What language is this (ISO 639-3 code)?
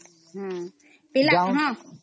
ori